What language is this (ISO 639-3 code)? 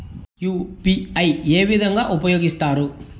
tel